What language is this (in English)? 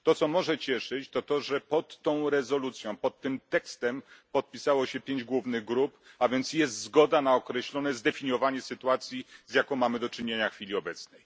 Polish